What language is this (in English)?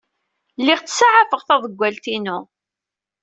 Kabyle